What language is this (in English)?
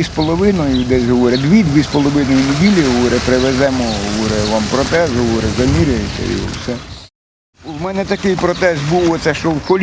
Ukrainian